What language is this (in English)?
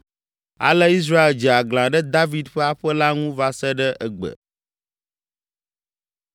Ewe